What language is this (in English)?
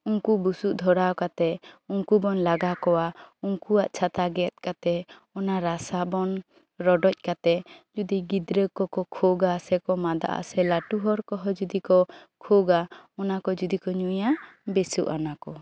Santali